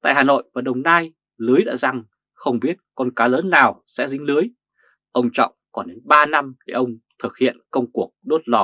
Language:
Vietnamese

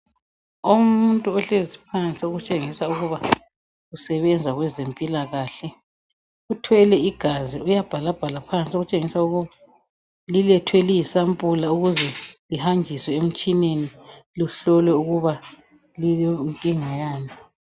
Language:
North Ndebele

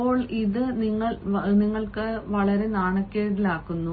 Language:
Malayalam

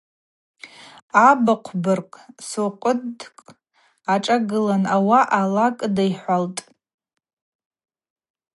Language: Abaza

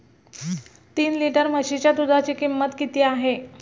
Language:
Marathi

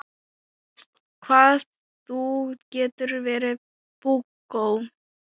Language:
Icelandic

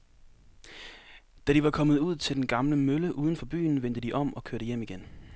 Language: Danish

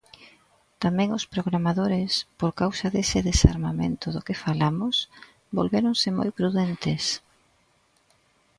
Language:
Galician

